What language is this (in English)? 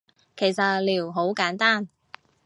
Cantonese